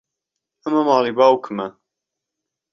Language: Central Kurdish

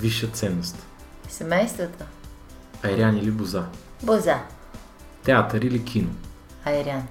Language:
Bulgarian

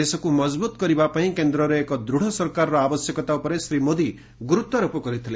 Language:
Odia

